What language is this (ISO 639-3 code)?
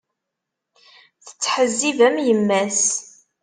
kab